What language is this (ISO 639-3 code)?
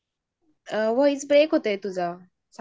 mar